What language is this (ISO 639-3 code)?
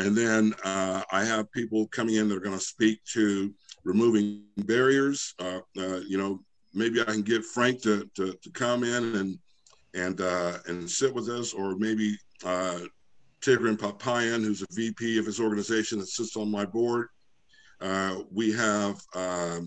eng